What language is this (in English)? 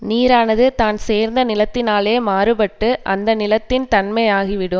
Tamil